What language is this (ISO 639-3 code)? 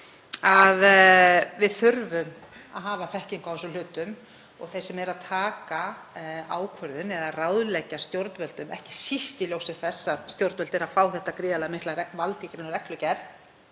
isl